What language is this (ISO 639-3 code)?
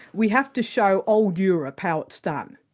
eng